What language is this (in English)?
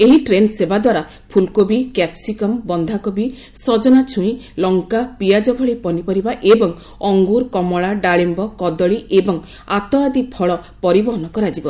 Odia